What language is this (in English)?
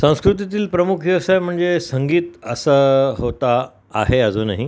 Marathi